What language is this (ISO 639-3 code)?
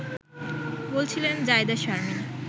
ben